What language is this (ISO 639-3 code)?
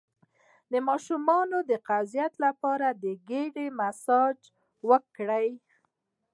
pus